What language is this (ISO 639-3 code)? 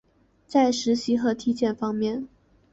zho